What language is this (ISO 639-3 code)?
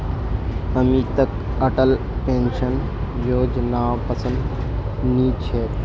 mag